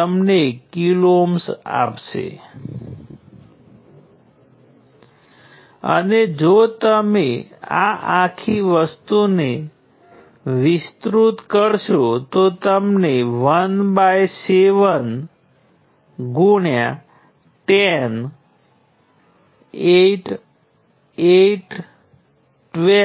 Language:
Gujarati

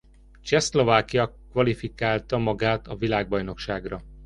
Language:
Hungarian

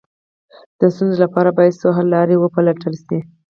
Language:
Pashto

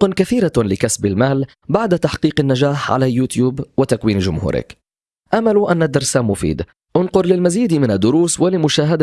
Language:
Arabic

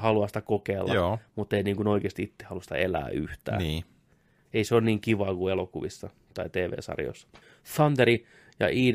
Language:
Finnish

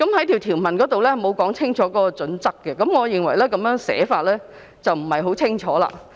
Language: Cantonese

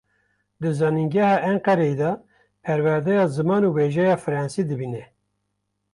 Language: Kurdish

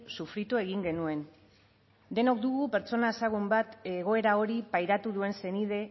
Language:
Basque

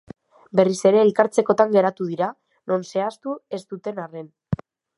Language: Basque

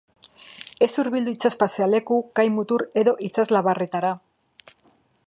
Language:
Basque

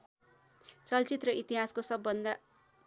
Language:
Nepali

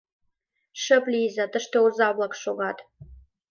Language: Mari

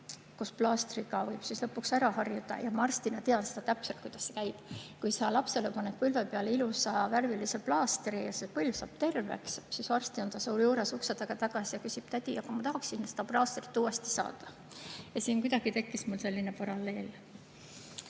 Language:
Estonian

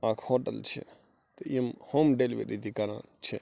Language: Kashmiri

